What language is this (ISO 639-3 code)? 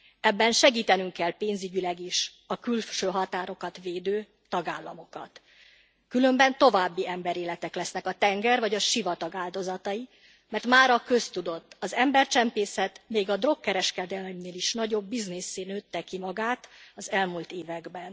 hun